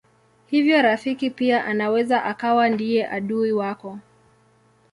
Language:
Swahili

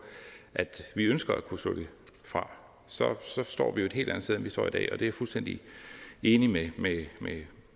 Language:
Danish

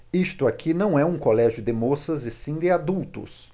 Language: Portuguese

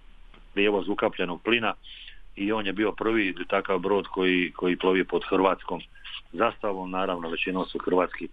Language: Croatian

